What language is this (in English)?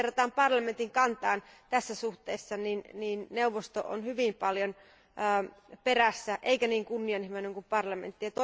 Finnish